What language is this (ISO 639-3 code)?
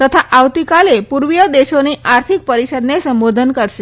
guj